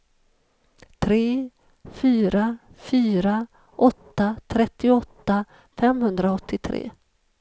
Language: Swedish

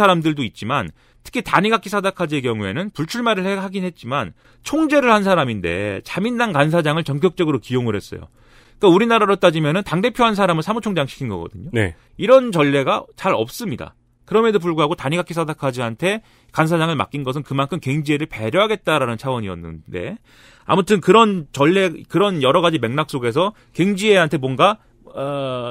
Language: Korean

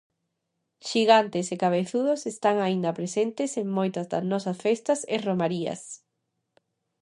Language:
Galician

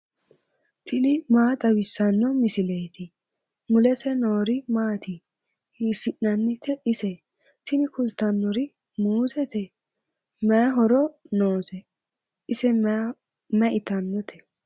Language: Sidamo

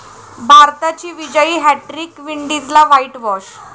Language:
Marathi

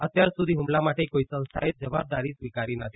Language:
Gujarati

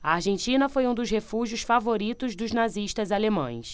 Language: Portuguese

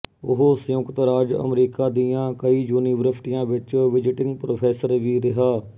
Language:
Punjabi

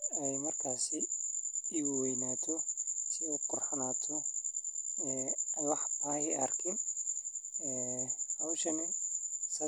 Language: Somali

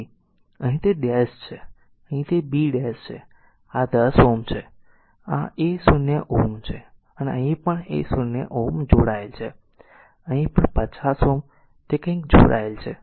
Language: Gujarati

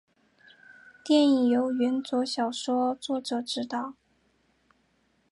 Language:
Chinese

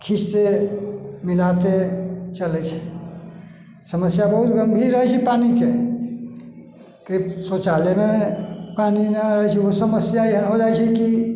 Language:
Maithili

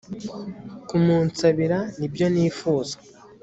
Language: Kinyarwanda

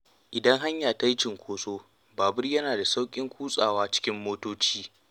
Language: Hausa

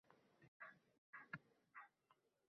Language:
Uzbek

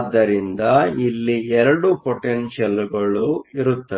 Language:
Kannada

